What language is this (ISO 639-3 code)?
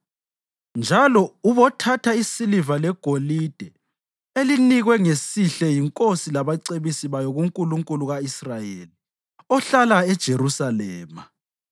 nde